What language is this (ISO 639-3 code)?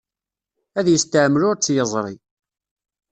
kab